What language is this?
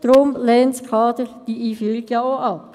Swiss German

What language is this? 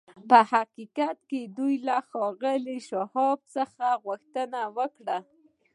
Pashto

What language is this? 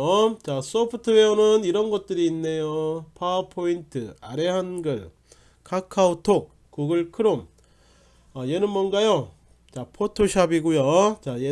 Korean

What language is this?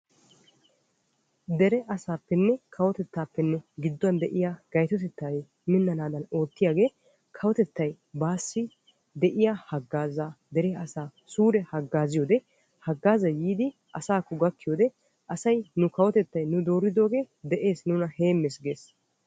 Wolaytta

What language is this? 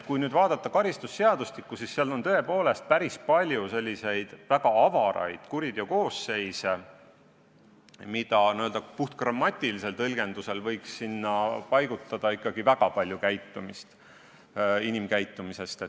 Estonian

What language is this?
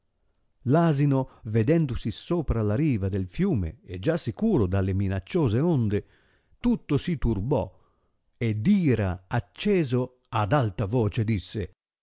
Italian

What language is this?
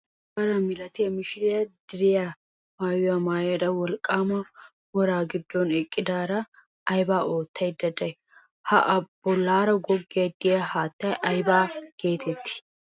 Wolaytta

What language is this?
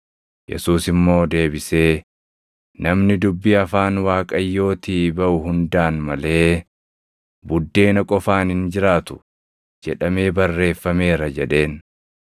Oromo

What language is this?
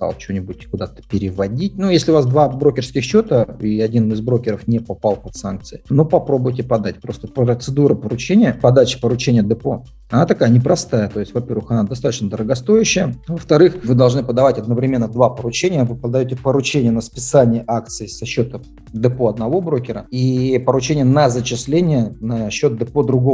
Russian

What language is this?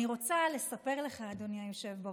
Hebrew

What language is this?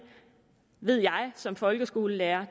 Danish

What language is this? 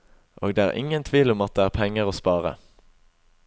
Norwegian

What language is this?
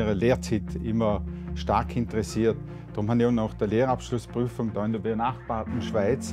German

